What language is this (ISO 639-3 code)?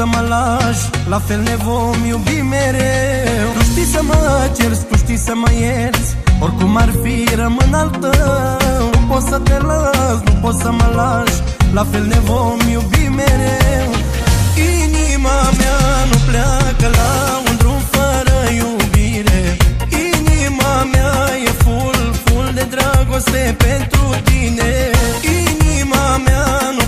ron